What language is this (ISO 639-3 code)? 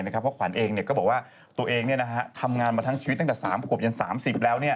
tha